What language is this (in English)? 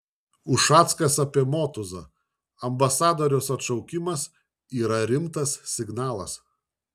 Lithuanian